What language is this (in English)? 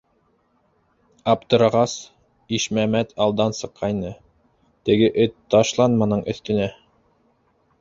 Bashkir